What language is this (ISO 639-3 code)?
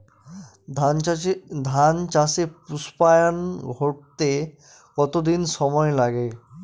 ben